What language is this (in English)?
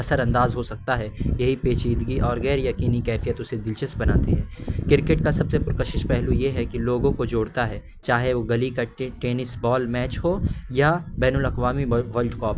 Urdu